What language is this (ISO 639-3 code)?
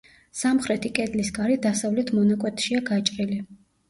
kat